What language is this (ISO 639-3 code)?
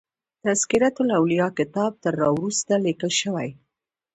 pus